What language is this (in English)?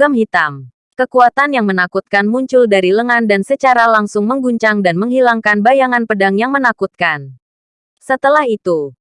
Indonesian